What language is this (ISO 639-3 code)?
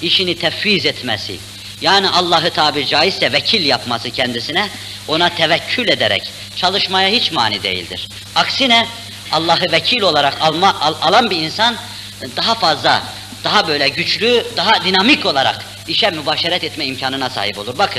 tur